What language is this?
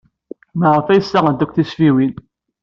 Kabyle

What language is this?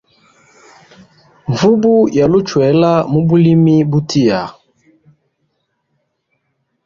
Hemba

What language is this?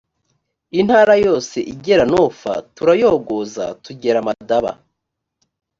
Kinyarwanda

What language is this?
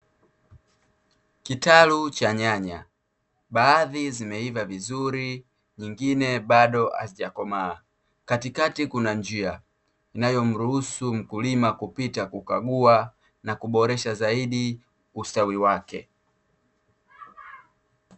Swahili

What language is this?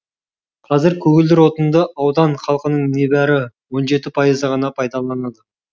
Kazakh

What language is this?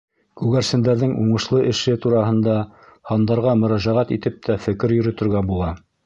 Bashkir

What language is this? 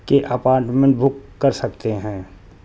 Urdu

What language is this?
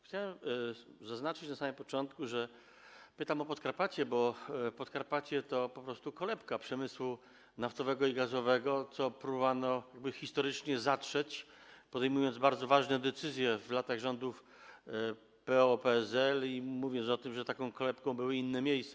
Polish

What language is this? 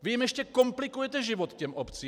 Czech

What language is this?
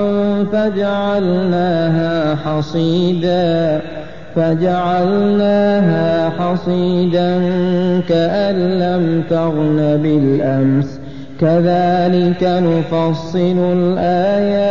Arabic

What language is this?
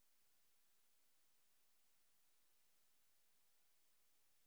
Chhattisgarhi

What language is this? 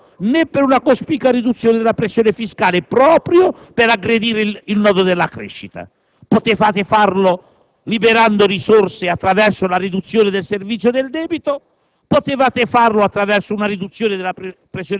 Italian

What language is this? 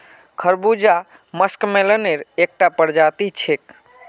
Magahi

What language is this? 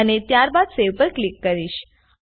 Gujarati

